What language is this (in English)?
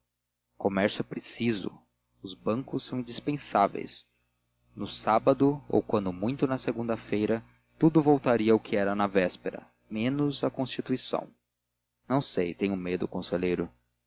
Portuguese